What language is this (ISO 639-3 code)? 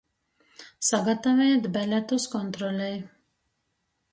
ltg